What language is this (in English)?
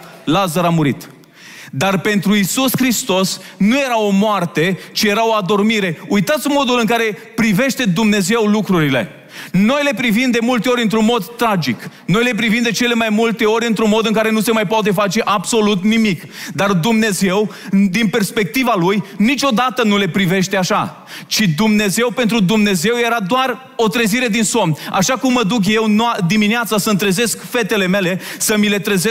Romanian